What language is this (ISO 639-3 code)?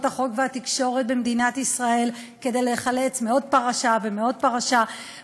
heb